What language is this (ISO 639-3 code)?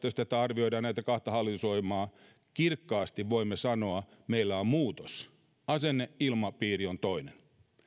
fin